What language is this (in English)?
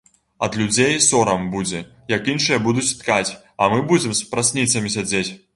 Belarusian